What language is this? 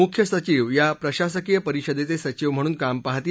Marathi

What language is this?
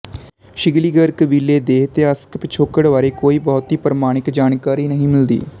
Punjabi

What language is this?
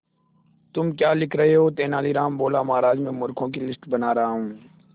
Hindi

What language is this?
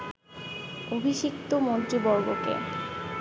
Bangla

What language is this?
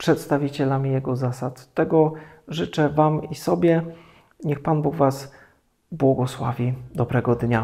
Polish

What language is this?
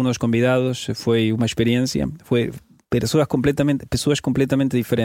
Portuguese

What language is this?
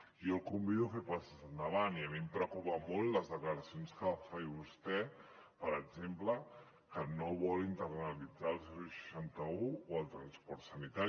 Catalan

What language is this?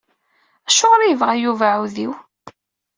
Kabyle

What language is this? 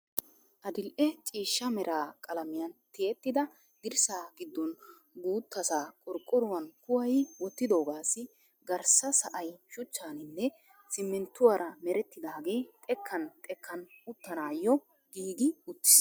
Wolaytta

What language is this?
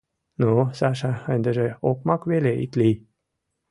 Mari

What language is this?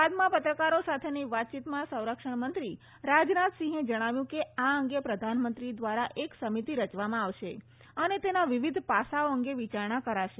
Gujarati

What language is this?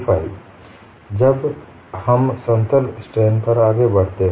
Hindi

